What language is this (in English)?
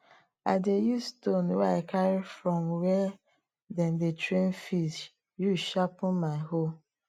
Nigerian Pidgin